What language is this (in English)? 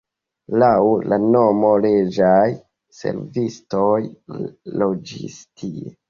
Esperanto